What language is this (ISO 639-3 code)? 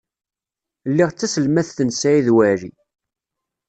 kab